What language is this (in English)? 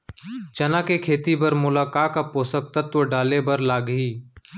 Chhattisgarhi